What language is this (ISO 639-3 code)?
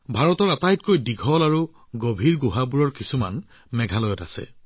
asm